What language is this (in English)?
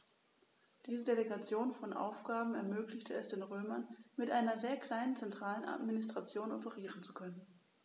German